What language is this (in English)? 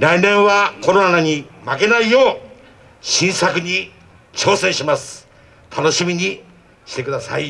Japanese